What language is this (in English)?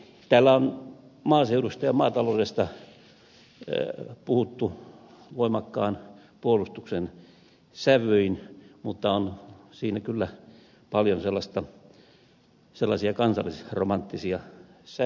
Finnish